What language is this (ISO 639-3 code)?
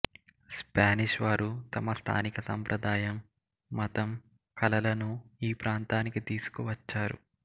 tel